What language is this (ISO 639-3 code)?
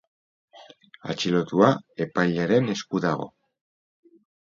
eus